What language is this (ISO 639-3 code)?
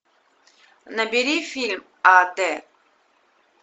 rus